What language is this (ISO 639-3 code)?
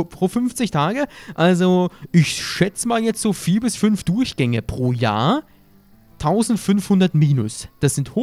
deu